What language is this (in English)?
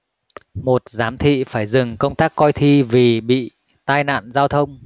Vietnamese